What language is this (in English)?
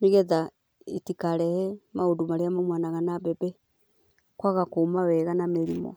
Kikuyu